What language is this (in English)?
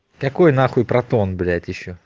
Russian